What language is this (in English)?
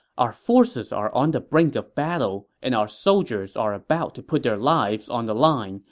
English